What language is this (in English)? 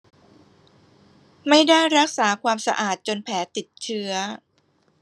Thai